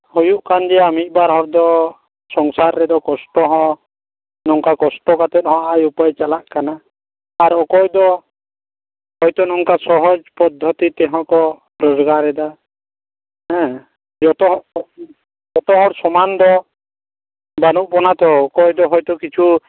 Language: Santali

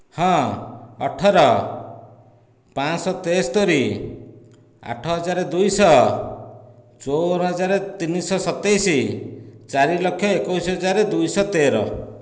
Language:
Odia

